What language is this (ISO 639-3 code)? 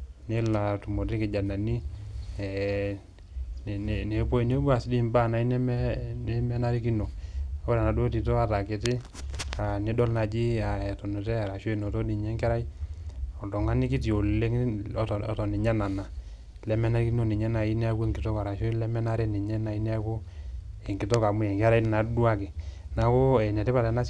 mas